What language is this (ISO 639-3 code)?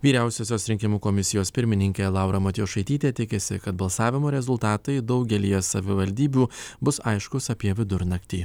lit